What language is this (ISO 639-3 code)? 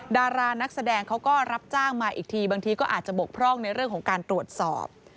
tha